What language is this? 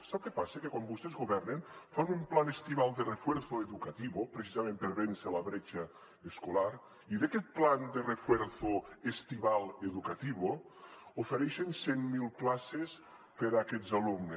Catalan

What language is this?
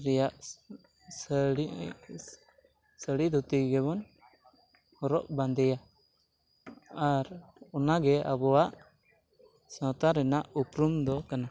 Santali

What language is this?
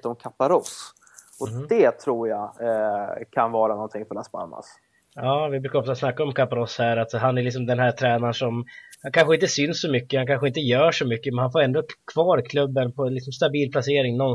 Swedish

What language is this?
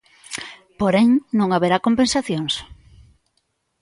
Galician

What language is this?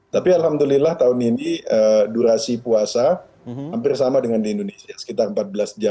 Indonesian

